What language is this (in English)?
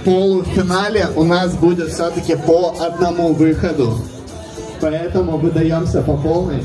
Russian